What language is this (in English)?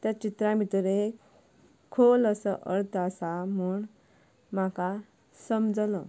Konkani